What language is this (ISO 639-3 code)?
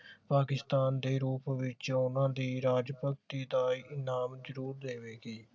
pan